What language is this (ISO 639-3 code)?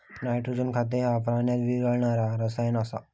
mar